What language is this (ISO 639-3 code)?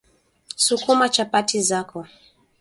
swa